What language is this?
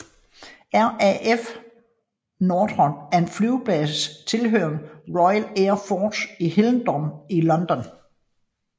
Danish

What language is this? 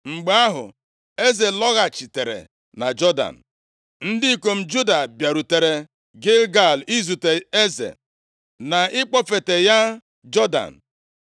Igbo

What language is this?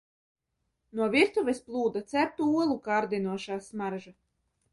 Latvian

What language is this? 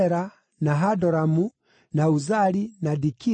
Kikuyu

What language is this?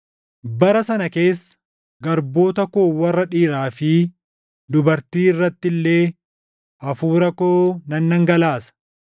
Oromo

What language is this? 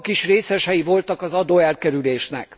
Hungarian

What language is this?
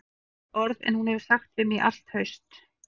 Icelandic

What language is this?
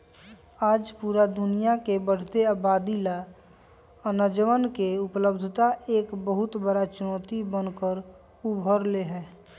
Magahi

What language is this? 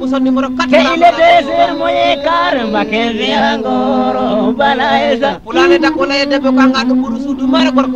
Indonesian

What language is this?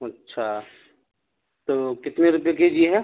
Urdu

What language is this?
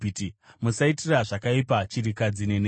Shona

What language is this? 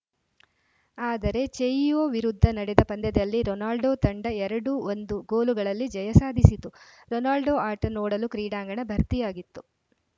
Kannada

